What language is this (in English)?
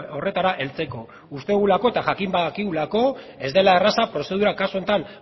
Basque